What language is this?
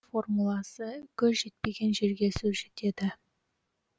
Kazakh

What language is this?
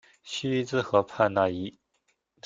Chinese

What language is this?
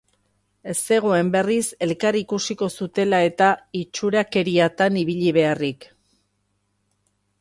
Basque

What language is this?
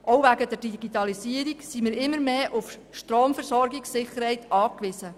Swiss German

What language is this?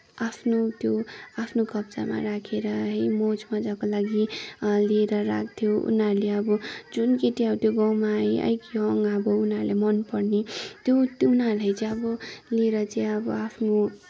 Nepali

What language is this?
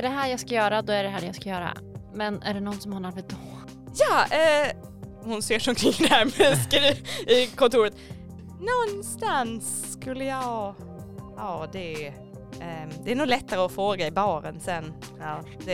Swedish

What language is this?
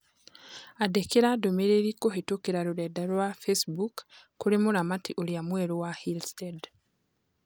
Kikuyu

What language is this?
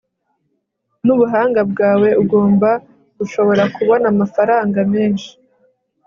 Kinyarwanda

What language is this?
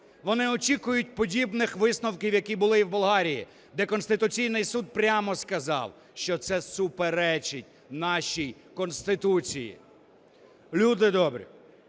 Ukrainian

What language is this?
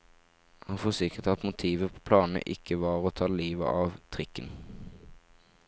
Norwegian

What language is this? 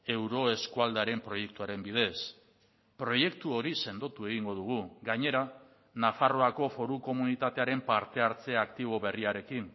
Basque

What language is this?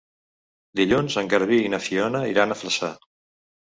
Catalan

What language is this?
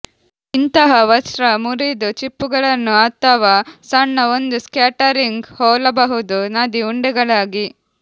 Kannada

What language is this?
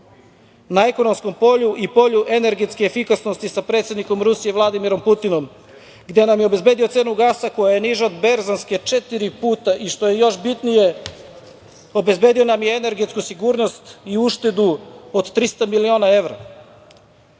Serbian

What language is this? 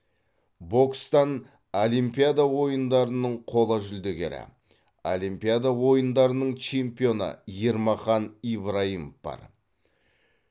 Kazakh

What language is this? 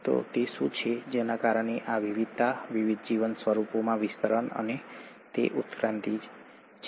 Gujarati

